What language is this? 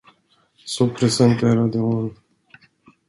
Swedish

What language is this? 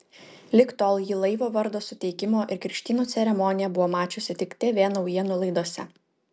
Lithuanian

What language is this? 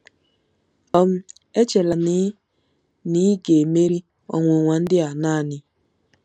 Igbo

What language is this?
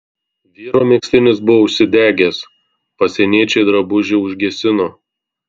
Lithuanian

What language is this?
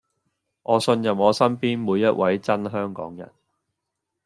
Cantonese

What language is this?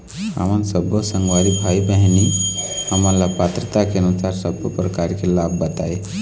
Chhattisgarhi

